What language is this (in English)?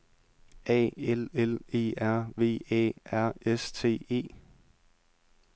Danish